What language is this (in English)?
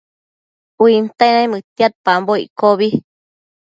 Matsés